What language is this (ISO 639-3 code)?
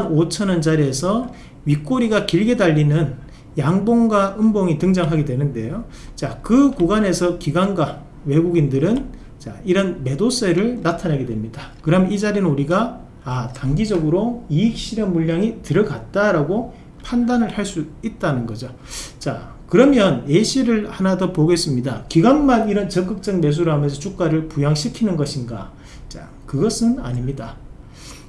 kor